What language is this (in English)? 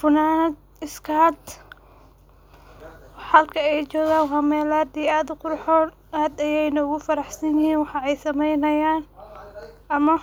Somali